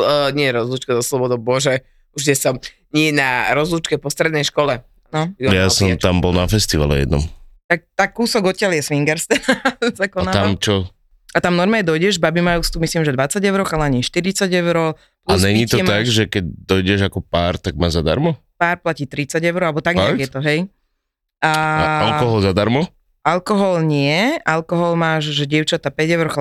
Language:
Slovak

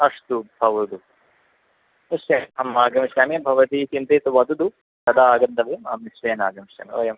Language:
Sanskrit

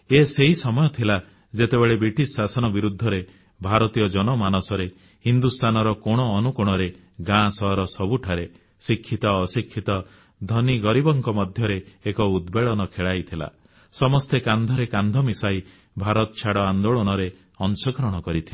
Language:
Odia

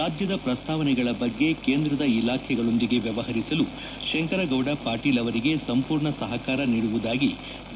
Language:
Kannada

